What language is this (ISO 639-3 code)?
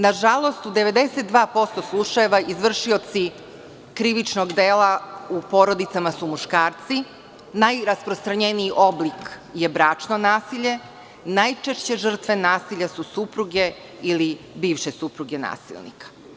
srp